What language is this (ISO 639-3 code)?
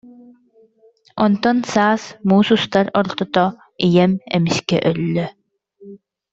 sah